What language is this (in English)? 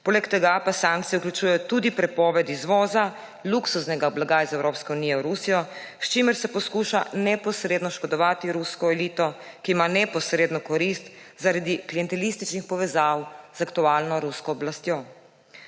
Slovenian